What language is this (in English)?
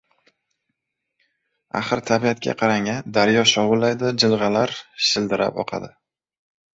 Uzbek